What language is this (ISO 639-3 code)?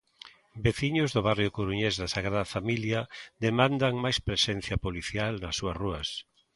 glg